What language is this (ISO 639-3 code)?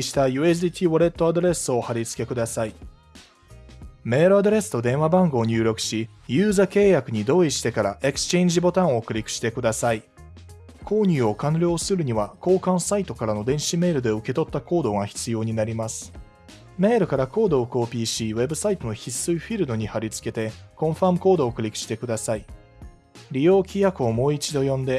jpn